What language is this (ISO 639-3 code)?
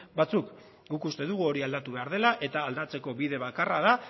eus